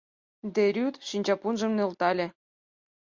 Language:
Mari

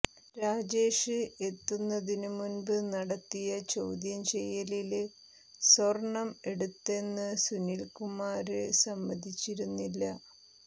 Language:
Malayalam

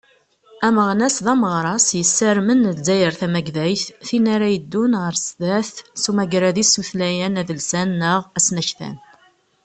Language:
Kabyle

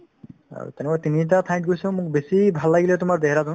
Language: Assamese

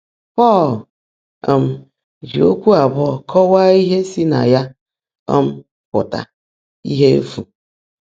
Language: Igbo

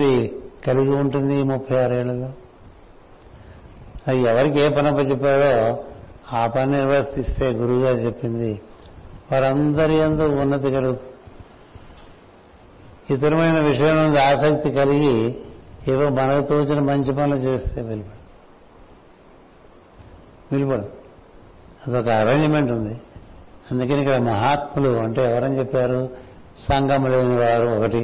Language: Telugu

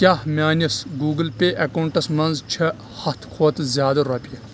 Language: Kashmiri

